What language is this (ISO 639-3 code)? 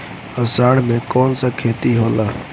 bho